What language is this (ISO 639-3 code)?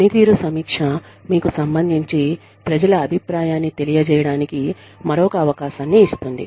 tel